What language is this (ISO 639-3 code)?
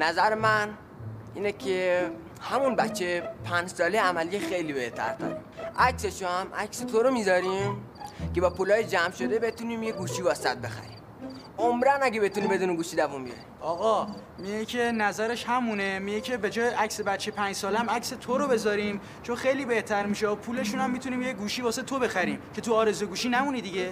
fas